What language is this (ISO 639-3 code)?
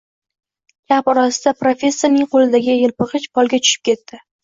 uzb